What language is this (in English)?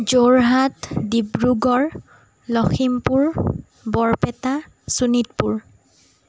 Assamese